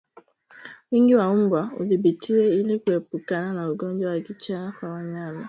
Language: Swahili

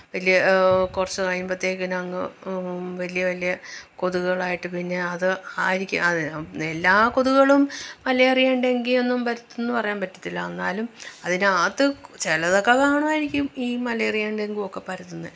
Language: Malayalam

